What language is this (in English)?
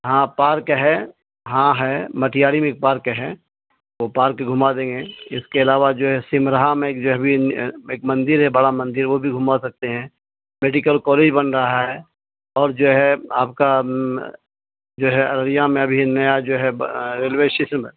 Urdu